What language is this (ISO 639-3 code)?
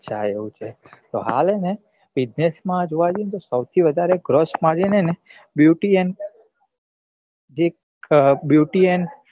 guj